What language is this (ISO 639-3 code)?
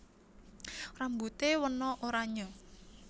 jav